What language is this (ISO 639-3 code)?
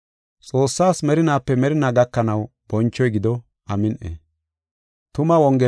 gof